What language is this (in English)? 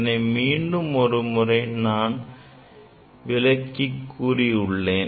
Tamil